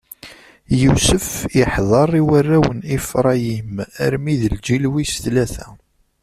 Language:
Kabyle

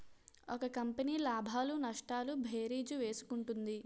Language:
Telugu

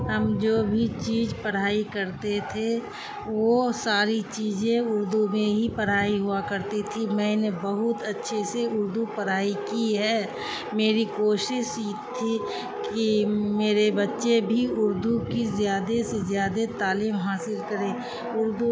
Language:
Urdu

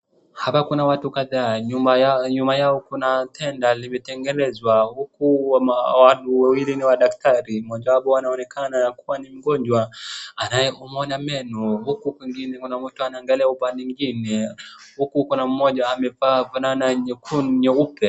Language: Swahili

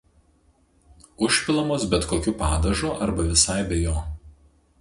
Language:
Lithuanian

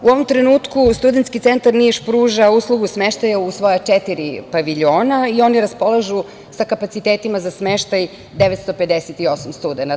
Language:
Serbian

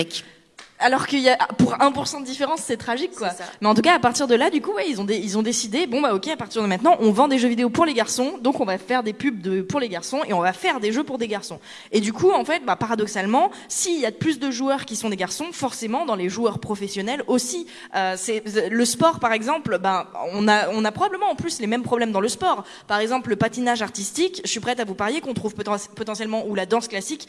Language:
French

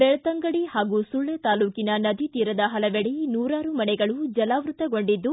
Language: Kannada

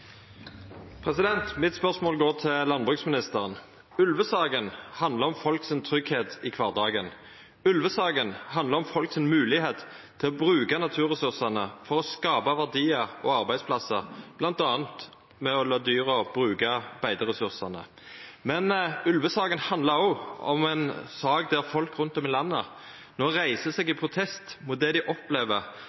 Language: Norwegian Nynorsk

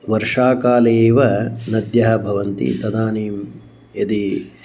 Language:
Sanskrit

